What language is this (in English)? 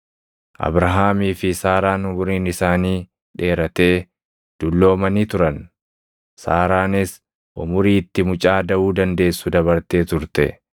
Oromo